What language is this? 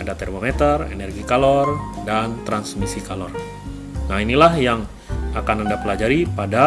Indonesian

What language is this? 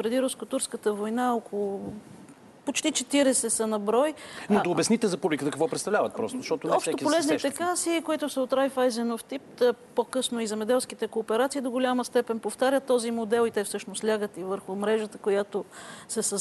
Bulgarian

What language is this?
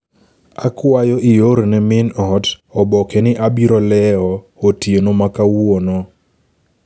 Luo (Kenya and Tanzania)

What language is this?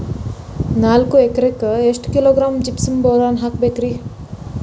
Kannada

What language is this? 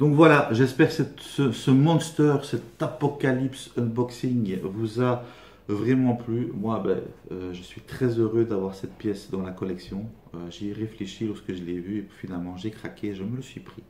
French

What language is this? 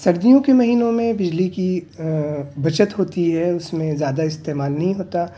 Urdu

